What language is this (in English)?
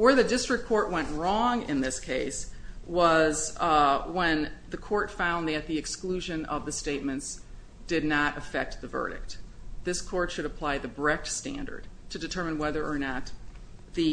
English